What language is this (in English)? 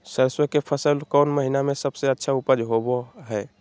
Magahi